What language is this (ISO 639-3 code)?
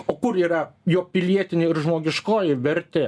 lit